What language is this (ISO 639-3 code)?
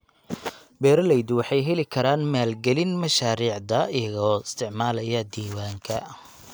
som